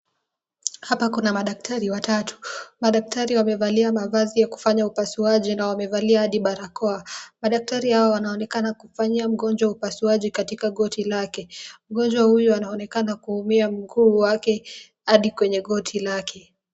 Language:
Swahili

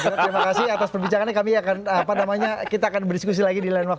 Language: Indonesian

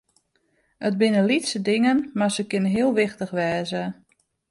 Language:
Western Frisian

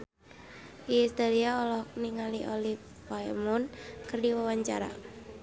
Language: Sundanese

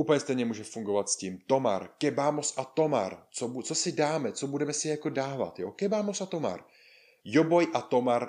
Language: Czech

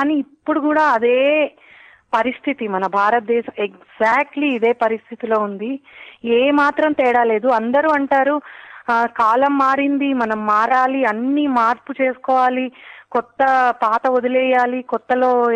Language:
Telugu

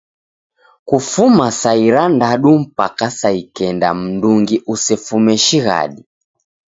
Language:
Taita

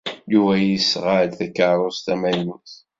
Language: Kabyle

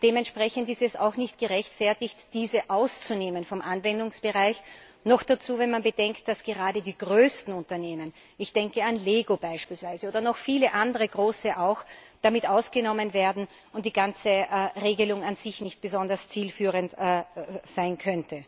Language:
German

